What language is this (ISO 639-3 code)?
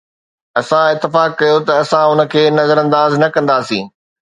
snd